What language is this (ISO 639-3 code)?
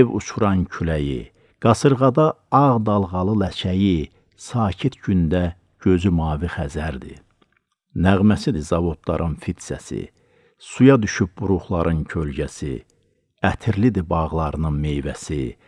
tur